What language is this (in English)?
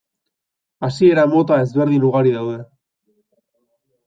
Basque